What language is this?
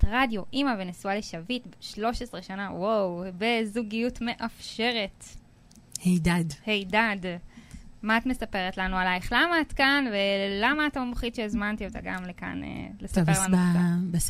Hebrew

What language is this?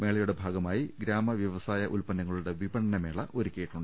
Malayalam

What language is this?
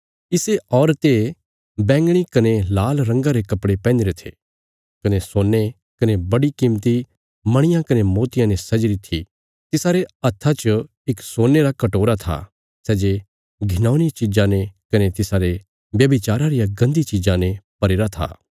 Bilaspuri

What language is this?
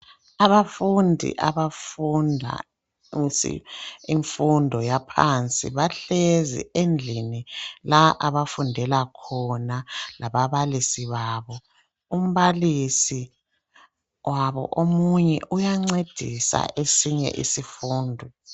North Ndebele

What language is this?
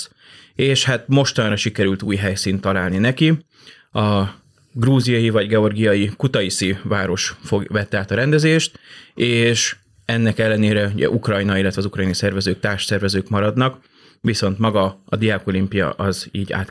Hungarian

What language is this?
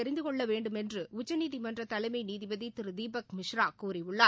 Tamil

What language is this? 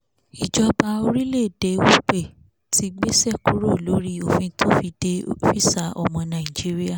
Yoruba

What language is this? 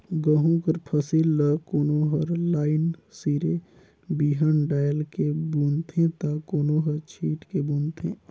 Chhattisgarhi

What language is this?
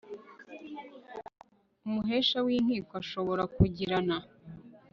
Kinyarwanda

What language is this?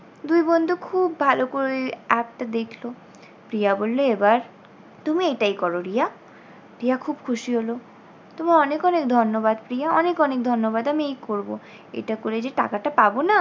Bangla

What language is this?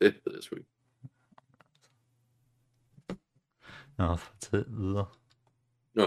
Danish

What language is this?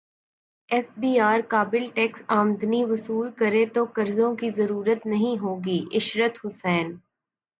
Urdu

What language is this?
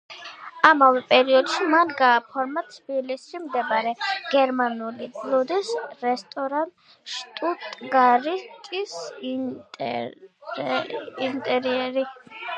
Georgian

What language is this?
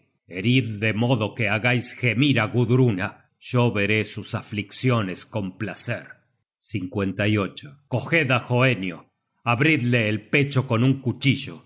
Spanish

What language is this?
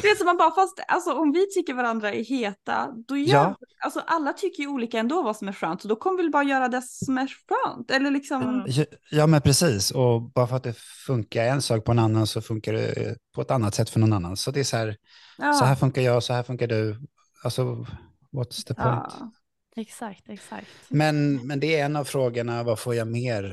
Swedish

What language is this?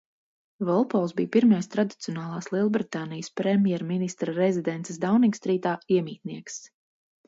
Latvian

